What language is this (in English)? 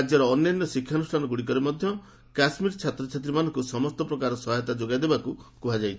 Odia